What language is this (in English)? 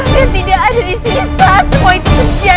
Indonesian